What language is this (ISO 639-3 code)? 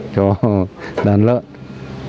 vie